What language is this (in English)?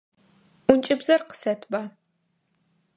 Adyghe